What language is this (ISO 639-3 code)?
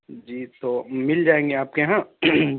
urd